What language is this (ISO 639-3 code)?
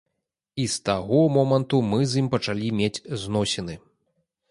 bel